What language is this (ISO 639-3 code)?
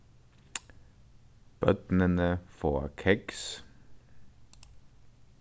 fao